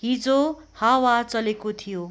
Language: Nepali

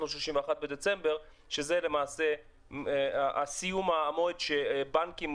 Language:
Hebrew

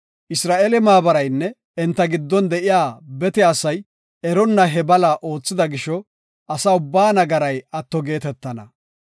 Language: Gofa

